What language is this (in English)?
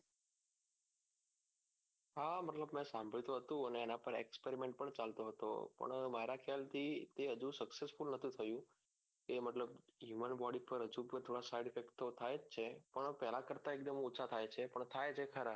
Gujarati